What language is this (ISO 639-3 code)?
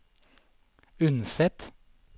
nor